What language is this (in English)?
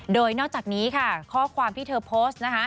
Thai